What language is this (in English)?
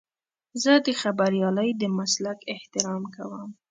Pashto